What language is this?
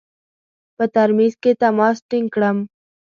Pashto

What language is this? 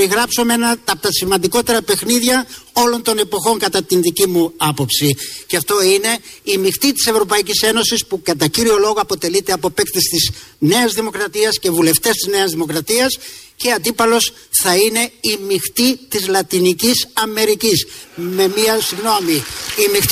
Greek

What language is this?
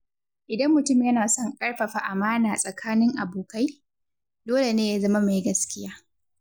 Hausa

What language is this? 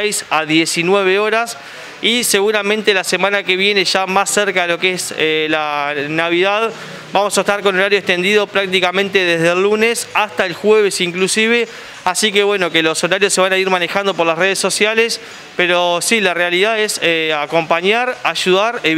Spanish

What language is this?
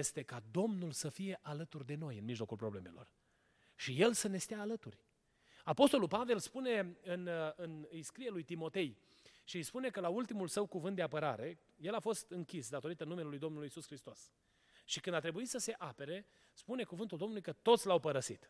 Romanian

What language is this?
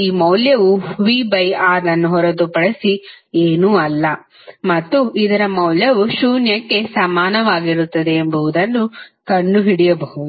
Kannada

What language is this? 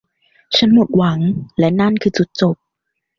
Thai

